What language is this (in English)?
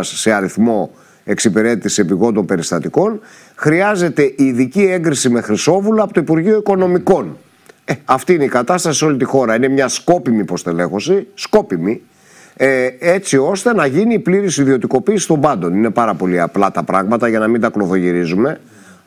Greek